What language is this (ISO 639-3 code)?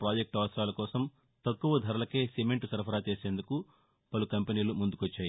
tel